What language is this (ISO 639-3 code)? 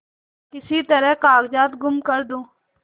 hin